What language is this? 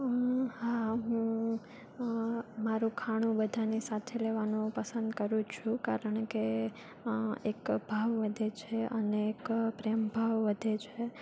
Gujarati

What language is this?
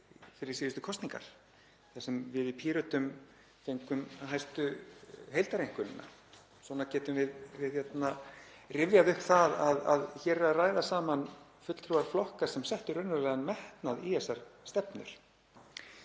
Icelandic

